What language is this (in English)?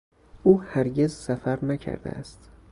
Persian